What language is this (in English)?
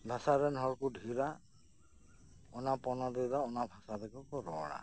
Santali